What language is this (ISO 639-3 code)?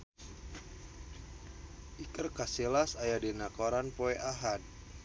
sun